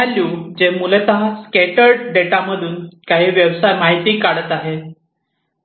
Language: Marathi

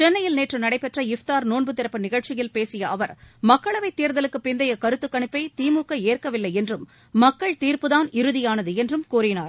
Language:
Tamil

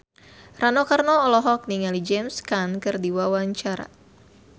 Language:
Sundanese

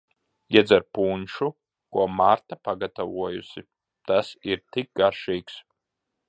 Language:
Latvian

